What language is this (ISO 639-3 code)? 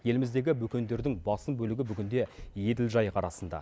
kaz